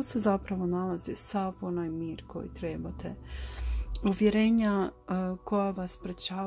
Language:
Croatian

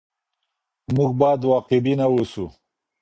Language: Pashto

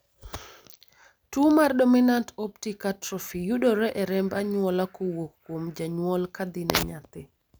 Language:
Luo (Kenya and Tanzania)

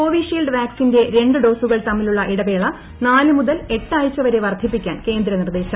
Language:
Malayalam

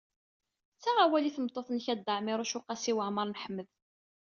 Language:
Kabyle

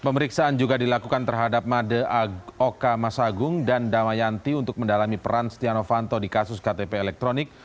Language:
Indonesian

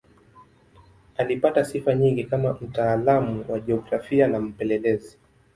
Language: Swahili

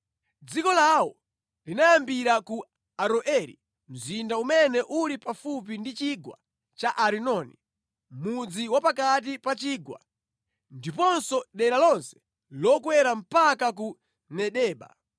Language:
Nyanja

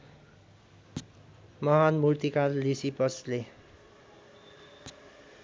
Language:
Nepali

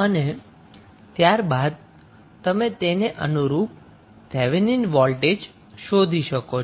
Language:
Gujarati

